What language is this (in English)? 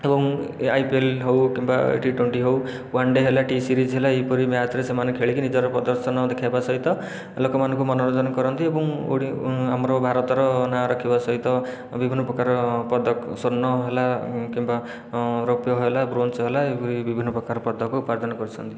Odia